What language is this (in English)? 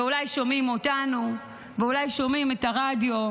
Hebrew